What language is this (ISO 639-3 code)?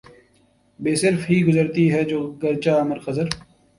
urd